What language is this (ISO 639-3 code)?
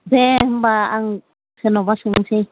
brx